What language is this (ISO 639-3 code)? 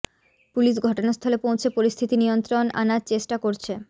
ben